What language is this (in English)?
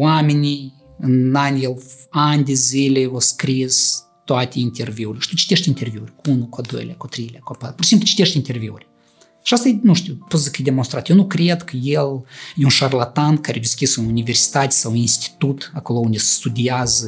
Romanian